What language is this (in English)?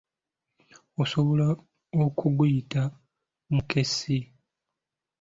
Ganda